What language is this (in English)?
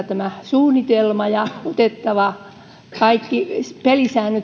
Finnish